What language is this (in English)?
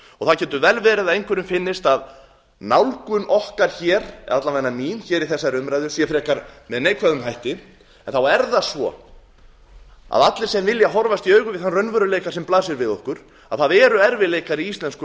Icelandic